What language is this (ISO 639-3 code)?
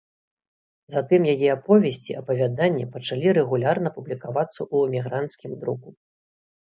bel